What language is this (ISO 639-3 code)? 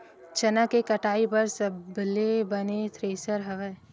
hne